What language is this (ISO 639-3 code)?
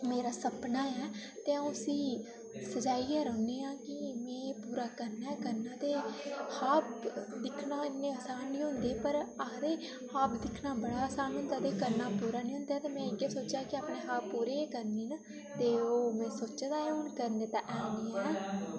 doi